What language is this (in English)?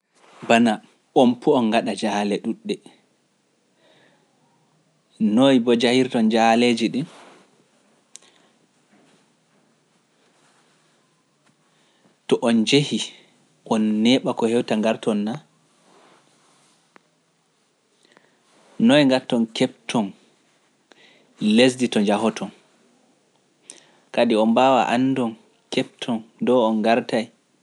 Pular